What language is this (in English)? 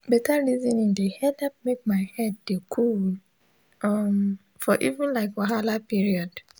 Nigerian Pidgin